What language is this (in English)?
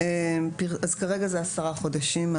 Hebrew